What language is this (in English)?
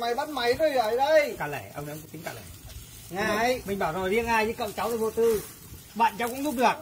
Vietnamese